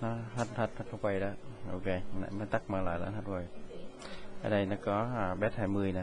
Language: Vietnamese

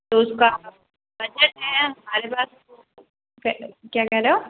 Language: Hindi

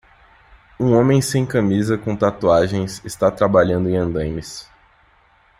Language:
Portuguese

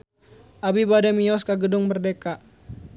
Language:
Sundanese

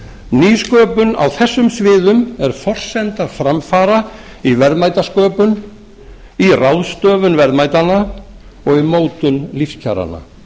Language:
Icelandic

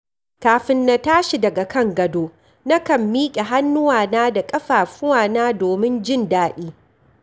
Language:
Hausa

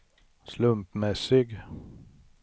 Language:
Swedish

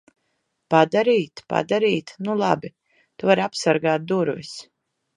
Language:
Latvian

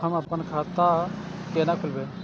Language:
Maithili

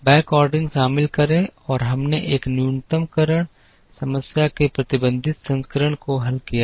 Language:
Hindi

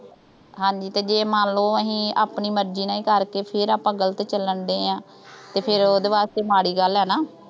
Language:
Punjabi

